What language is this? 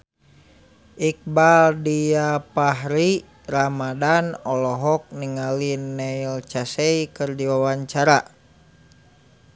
Sundanese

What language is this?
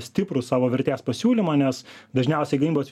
Lithuanian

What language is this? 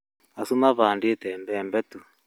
Kikuyu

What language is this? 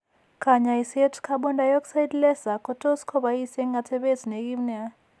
Kalenjin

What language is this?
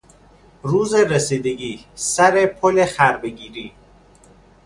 Persian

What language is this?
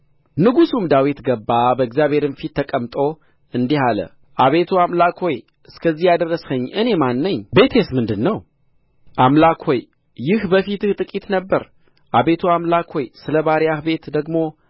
Amharic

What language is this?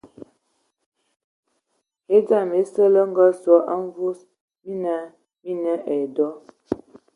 Ewondo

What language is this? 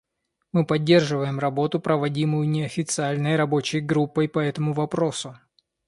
Russian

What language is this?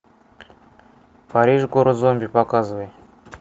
Russian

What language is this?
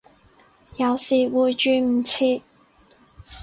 Cantonese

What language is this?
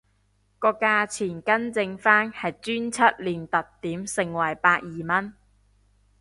Cantonese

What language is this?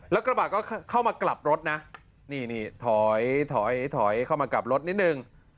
Thai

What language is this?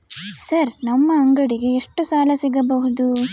Kannada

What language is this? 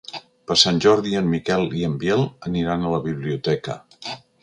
Catalan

